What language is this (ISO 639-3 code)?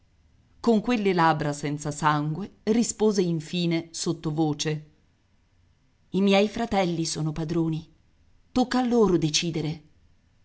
ita